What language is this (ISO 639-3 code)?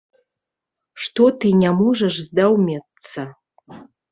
bel